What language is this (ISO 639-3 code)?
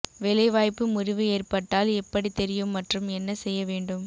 tam